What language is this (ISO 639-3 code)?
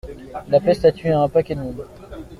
fra